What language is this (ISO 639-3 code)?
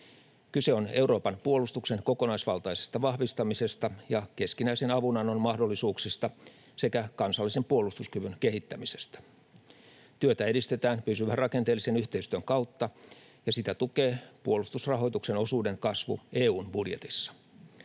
fin